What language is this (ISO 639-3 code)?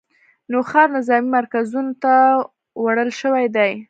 pus